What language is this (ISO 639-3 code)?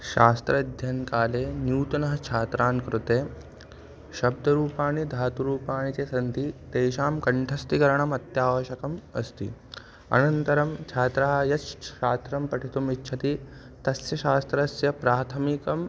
san